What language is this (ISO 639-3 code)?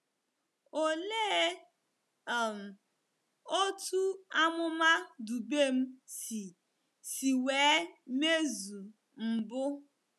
ibo